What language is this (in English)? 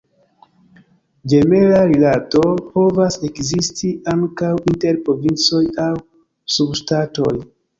Esperanto